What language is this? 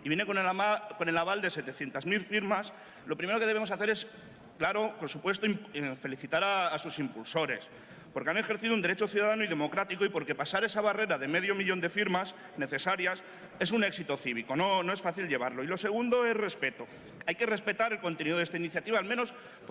Spanish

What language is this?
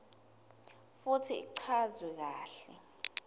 Swati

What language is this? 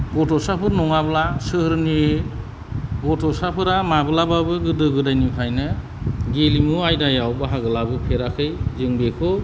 Bodo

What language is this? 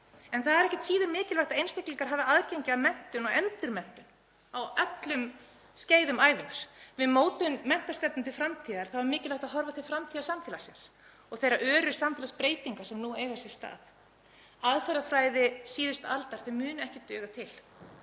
Icelandic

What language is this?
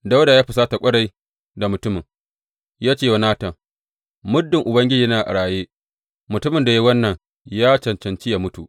Hausa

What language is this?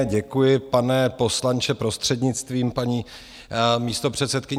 Czech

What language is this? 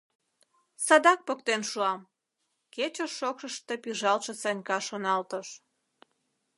Mari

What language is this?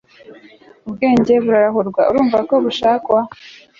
Kinyarwanda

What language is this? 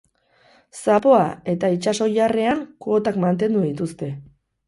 Basque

